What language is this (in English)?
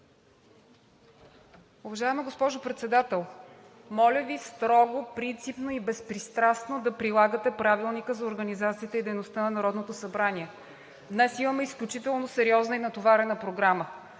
Bulgarian